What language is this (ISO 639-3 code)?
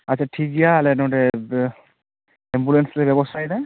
sat